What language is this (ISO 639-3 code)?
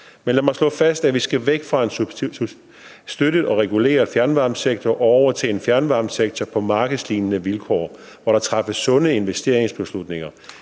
dan